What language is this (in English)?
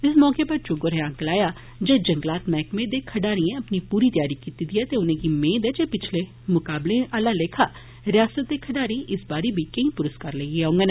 Dogri